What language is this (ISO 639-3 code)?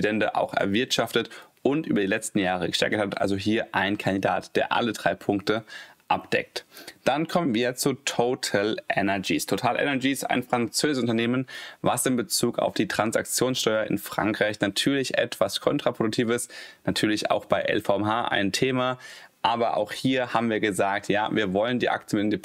deu